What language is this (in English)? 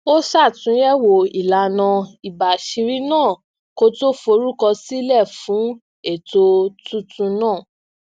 Yoruba